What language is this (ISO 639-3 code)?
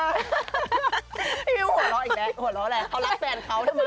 tha